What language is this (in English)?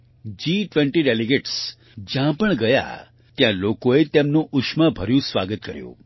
Gujarati